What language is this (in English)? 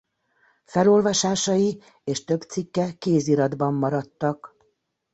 Hungarian